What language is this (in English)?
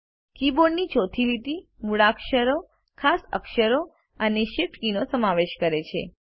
Gujarati